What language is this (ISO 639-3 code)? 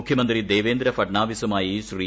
mal